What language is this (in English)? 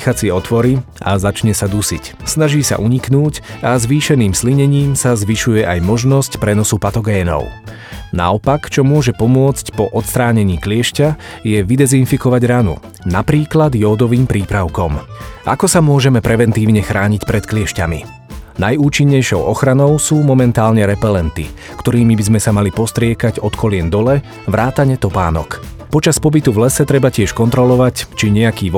Slovak